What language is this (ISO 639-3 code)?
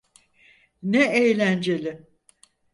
tur